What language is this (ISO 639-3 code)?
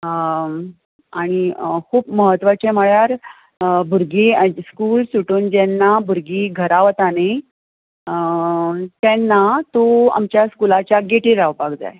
kok